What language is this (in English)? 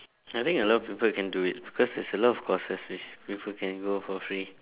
English